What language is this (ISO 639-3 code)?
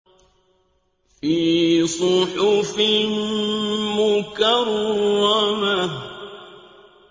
ara